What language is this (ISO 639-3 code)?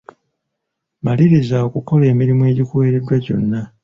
lug